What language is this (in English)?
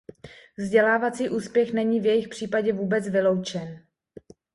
Czech